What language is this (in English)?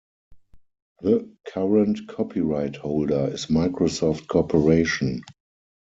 English